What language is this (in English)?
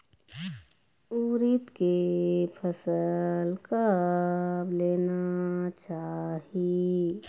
Chhattisgarhi